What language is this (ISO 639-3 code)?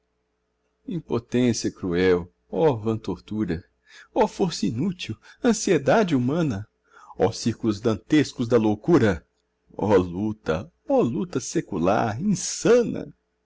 por